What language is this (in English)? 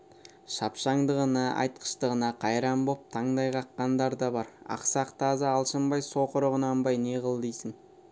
Kazakh